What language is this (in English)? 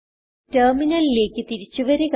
Malayalam